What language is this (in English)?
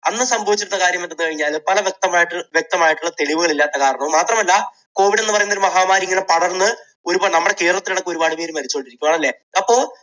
Malayalam